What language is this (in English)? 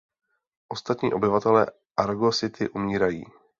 Czech